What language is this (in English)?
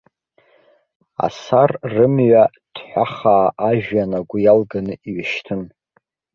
Abkhazian